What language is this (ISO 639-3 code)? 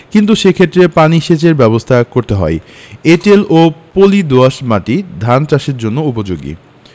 ben